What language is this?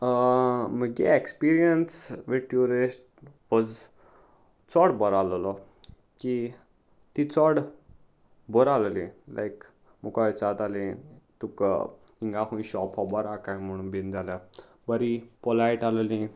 Konkani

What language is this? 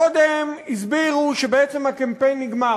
Hebrew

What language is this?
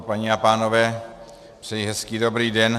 Czech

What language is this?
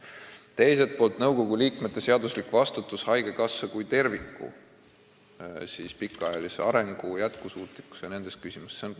Estonian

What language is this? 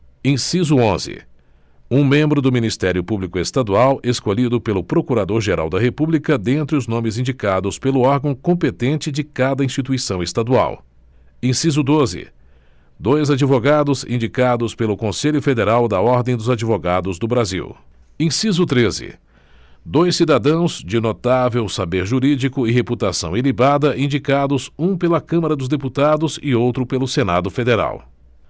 Portuguese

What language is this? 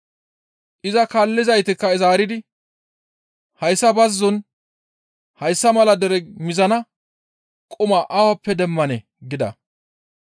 Gamo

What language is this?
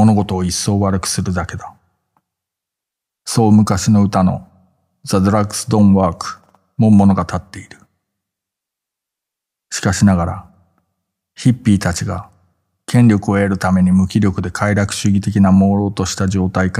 Japanese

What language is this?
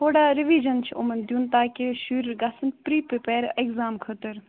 Kashmiri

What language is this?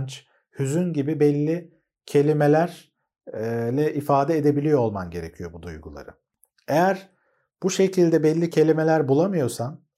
Turkish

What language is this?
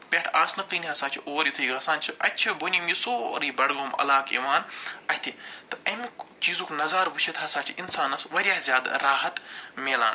Kashmiri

